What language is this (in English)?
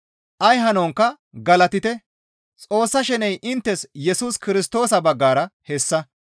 Gamo